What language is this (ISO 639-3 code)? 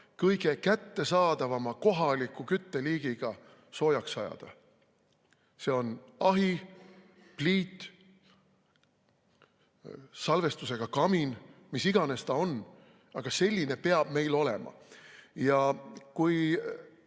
est